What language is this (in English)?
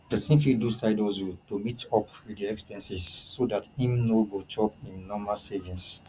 Nigerian Pidgin